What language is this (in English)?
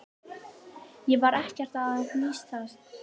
Icelandic